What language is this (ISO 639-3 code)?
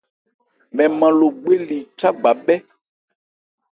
ebr